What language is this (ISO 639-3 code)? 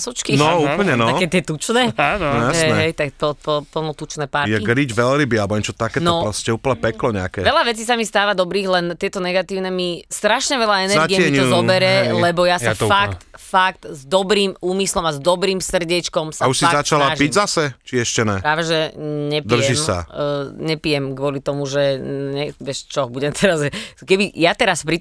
slk